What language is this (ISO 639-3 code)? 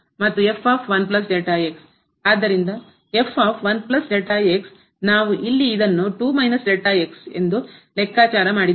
kan